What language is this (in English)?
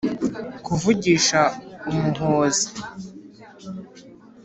Kinyarwanda